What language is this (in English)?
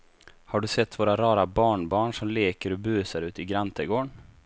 Swedish